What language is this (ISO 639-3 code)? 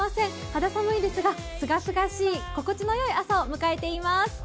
jpn